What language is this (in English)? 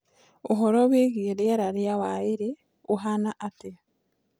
Kikuyu